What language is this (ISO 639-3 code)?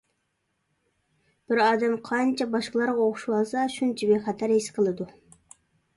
uig